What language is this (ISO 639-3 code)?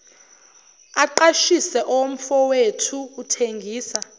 zul